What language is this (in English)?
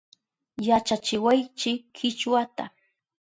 Southern Pastaza Quechua